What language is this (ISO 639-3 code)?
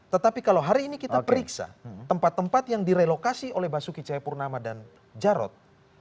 ind